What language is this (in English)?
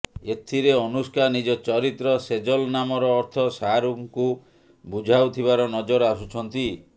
Odia